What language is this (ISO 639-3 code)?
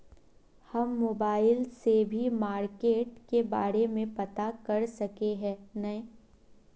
mag